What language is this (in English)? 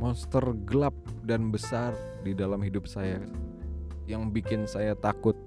Indonesian